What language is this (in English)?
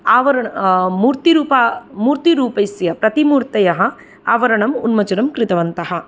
Sanskrit